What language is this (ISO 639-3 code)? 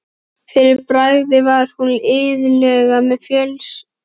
isl